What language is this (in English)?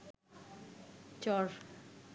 Bangla